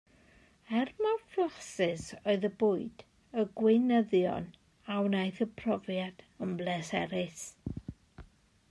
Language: Welsh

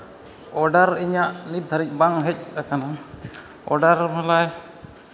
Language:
Santali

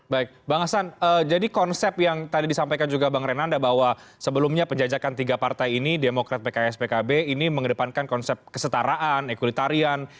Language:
Indonesian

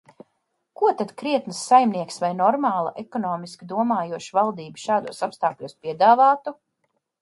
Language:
Latvian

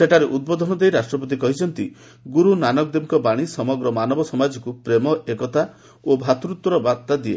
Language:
Odia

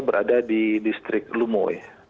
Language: Indonesian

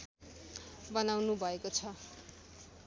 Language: Nepali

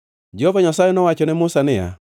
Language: Luo (Kenya and Tanzania)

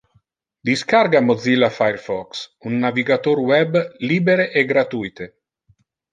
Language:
Interlingua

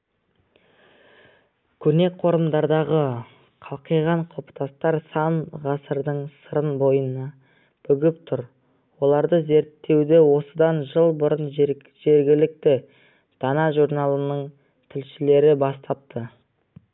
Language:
Kazakh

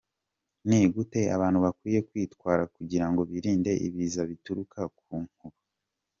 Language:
Kinyarwanda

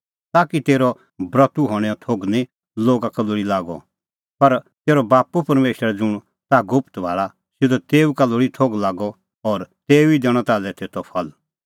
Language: Kullu Pahari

